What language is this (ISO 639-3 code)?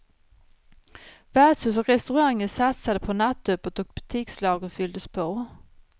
swe